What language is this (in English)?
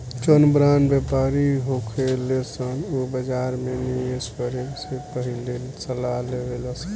Bhojpuri